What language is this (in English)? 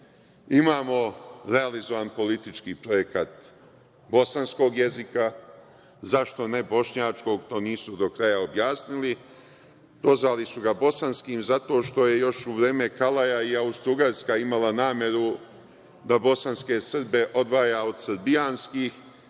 Serbian